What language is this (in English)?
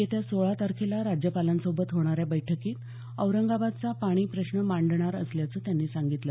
Marathi